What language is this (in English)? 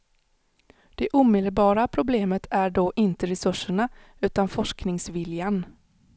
Swedish